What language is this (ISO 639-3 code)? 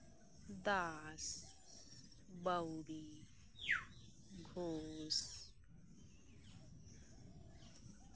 sat